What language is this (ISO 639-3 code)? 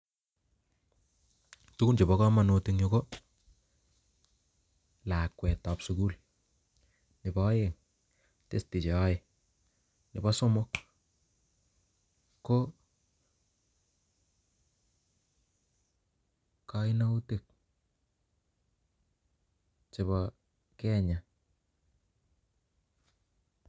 kln